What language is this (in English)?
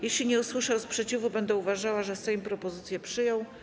Polish